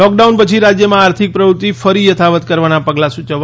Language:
Gujarati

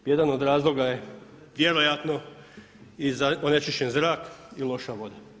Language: Croatian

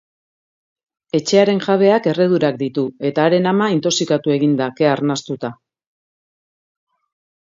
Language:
Basque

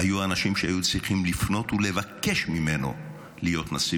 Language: Hebrew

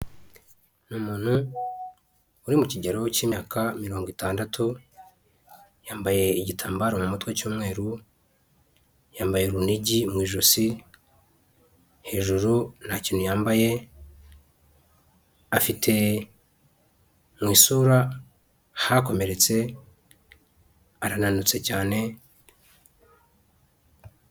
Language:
Kinyarwanda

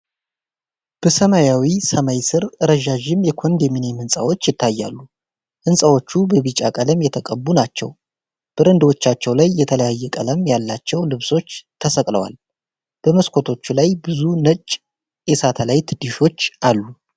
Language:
Amharic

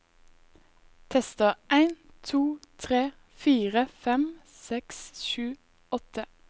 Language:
Norwegian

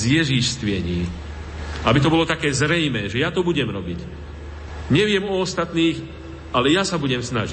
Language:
Slovak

